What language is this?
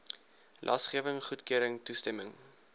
Afrikaans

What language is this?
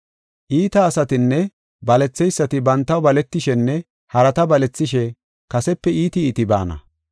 Gofa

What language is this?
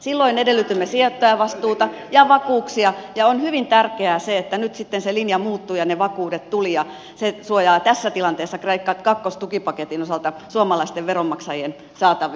Finnish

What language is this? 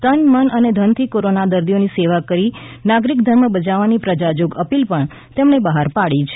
Gujarati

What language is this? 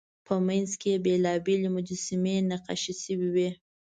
Pashto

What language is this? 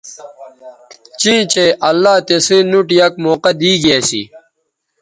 Bateri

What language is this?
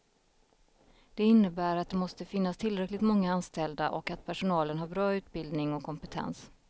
Swedish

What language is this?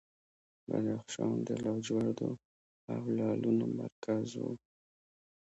Pashto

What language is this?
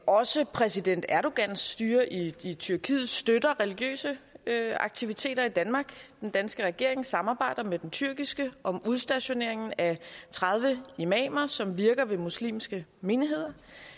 Danish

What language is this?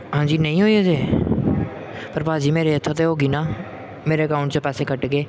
Punjabi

